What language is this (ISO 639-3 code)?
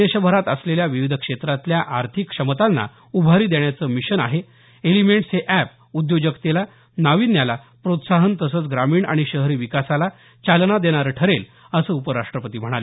mar